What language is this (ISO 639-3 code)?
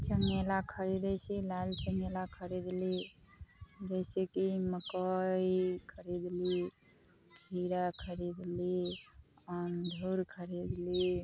mai